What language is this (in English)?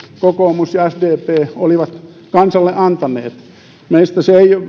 Finnish